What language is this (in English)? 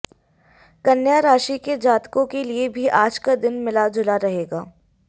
Hindi